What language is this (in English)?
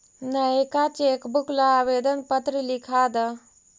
Magahi